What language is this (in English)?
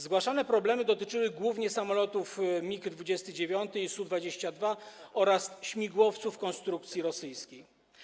Polish